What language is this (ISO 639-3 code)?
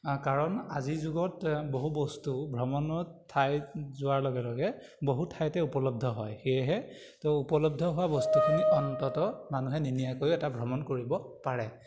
asm